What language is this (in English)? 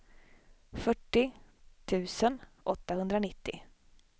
Swedish